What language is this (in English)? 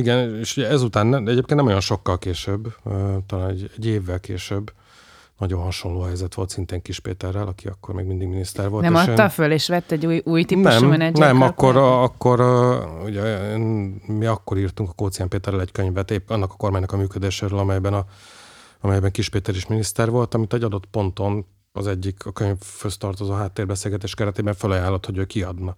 Hungarian